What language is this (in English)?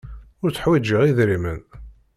Kabyle